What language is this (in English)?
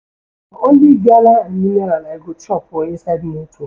Nigerian Pidgin